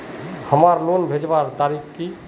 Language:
Magahi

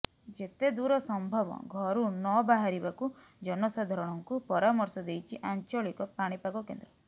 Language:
Odia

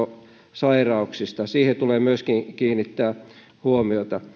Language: Finnish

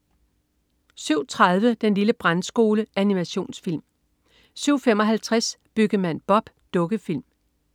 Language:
Danish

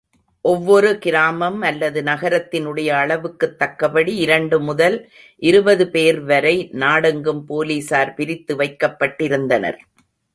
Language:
Tamil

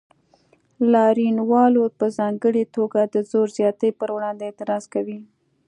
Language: Pashto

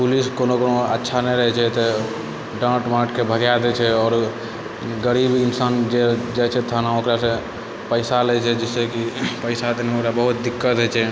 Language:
Maithili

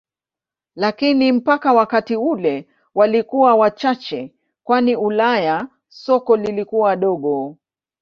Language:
Swahili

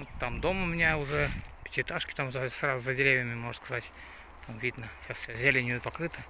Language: Russian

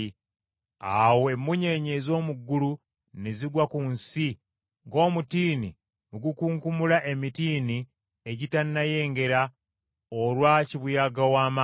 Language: Ganda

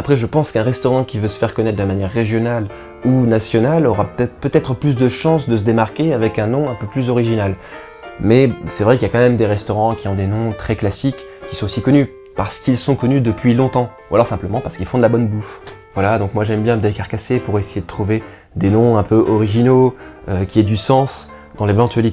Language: French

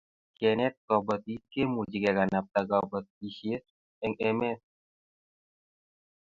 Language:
Kalenjin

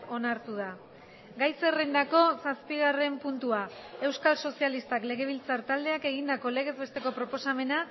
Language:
Basque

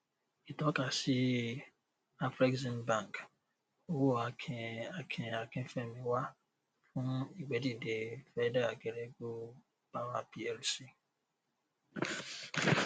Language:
Yoruba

